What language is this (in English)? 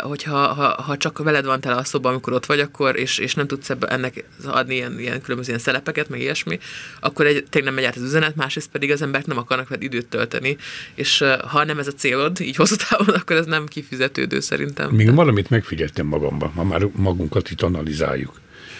Hungarian